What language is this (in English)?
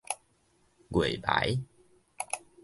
Min Nan Chinese